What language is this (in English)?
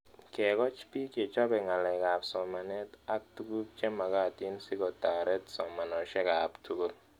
Kalenjin